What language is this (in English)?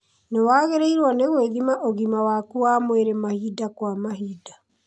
Kikuyu